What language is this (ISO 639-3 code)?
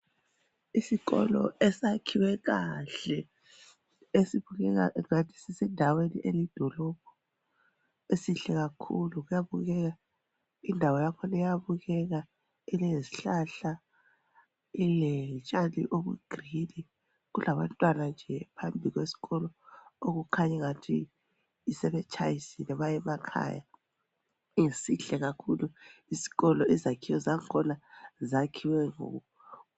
nde